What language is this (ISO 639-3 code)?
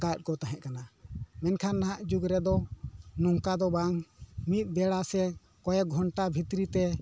sat